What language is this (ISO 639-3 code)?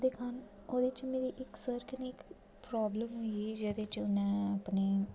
doi